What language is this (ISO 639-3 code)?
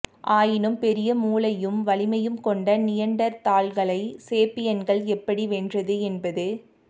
tam